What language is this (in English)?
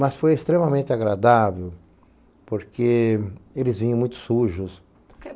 Portuguese